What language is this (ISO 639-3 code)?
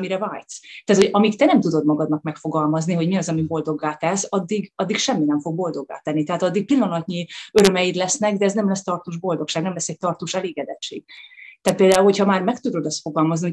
hun